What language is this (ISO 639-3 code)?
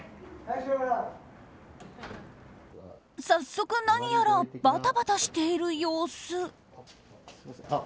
jpn